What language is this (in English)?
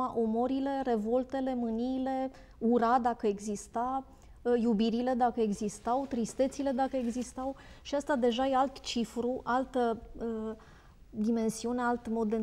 Romanian